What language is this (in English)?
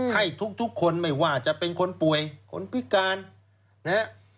Thai